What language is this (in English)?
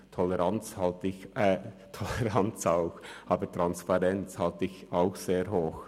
Swiss German